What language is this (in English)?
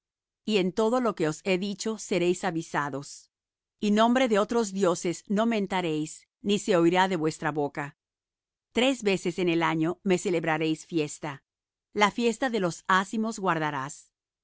Spanish